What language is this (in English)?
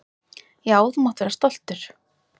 Icelandic